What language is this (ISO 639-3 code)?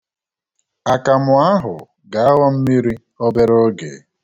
ibo